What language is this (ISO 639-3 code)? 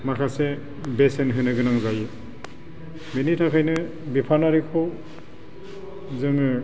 brx